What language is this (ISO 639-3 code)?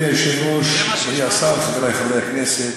heb